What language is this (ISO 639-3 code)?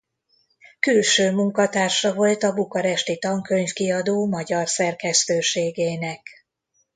hun